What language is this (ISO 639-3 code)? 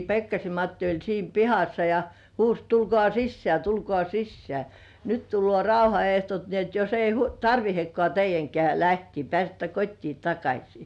fin